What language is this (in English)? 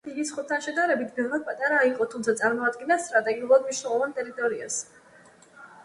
Georgian